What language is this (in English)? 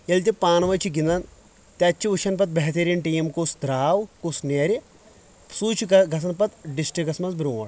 Kashmiri